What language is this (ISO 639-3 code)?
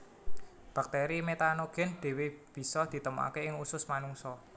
jav